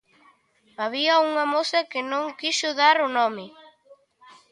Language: Galician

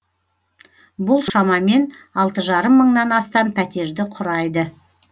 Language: Kazakh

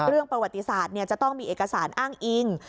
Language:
Thai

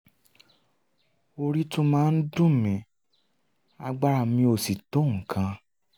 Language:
Yoruba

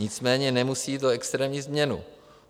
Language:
Czech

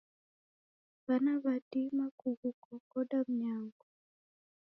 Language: Taita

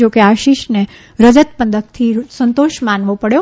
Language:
Gujarati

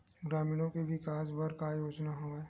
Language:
Chhattisgarhi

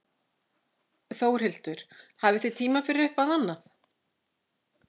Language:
Icelandic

